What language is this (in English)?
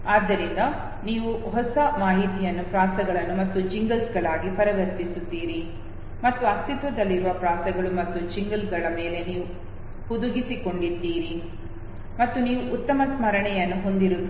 Kannada